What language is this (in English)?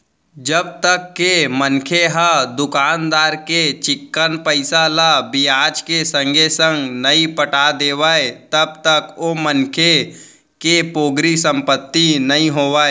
Chhattisgarhi